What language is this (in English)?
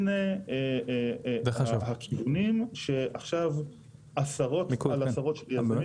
Hebrew